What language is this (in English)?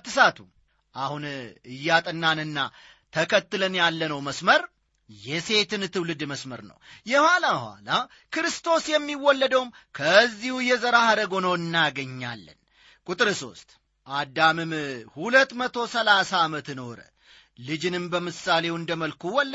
Amharic